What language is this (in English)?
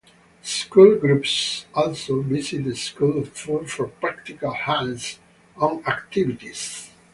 English